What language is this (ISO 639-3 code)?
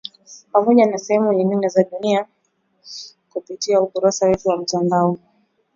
swa